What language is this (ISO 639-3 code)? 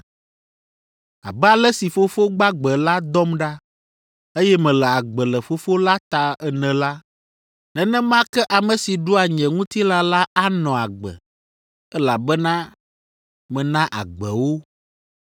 ewe